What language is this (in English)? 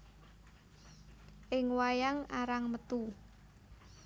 Javanese